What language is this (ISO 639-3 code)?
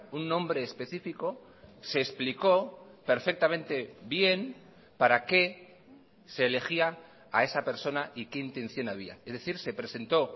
spa